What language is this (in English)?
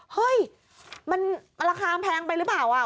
Thai